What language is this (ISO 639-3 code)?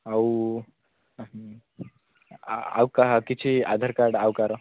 ori